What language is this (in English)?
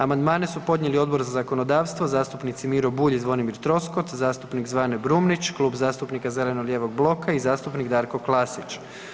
Croatian